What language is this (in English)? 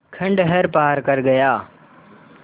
Hindi